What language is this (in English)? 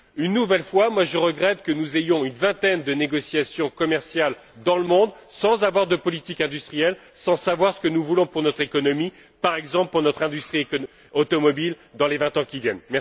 French